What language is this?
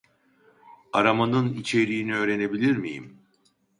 Turkish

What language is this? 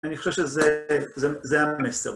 Hebrew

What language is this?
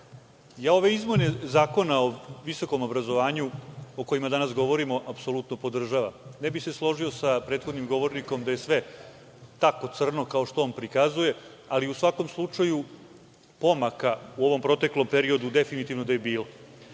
Serbian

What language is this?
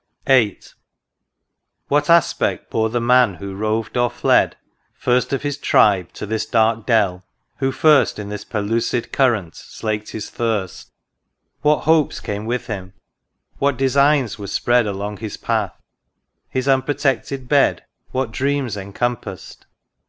English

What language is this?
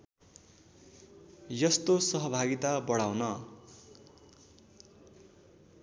Nepali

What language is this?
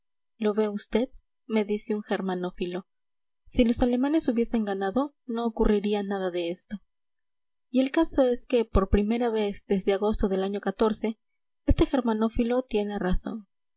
Spanish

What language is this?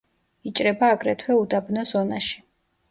Georgian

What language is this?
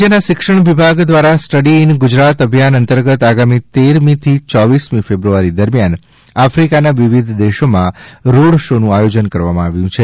Gujarati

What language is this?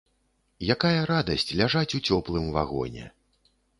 Belarusian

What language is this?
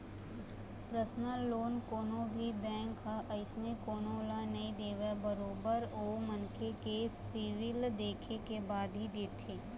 Chhattisgarhi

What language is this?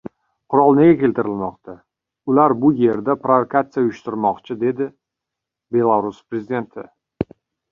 Uzbek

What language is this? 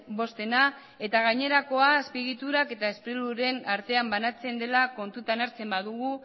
Basque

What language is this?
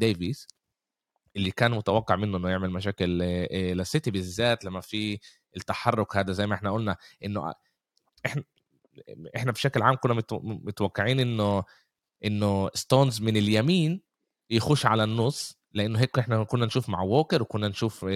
Arabic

